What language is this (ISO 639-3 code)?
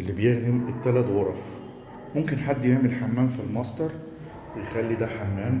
ara